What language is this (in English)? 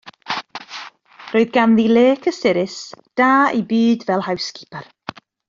Welsh